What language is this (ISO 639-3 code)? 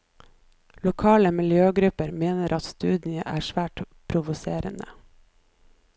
nor